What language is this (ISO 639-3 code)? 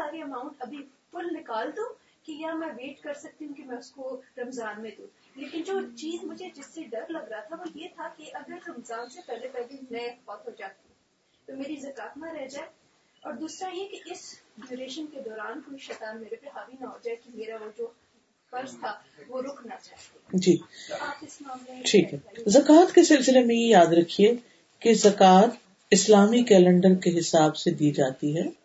urd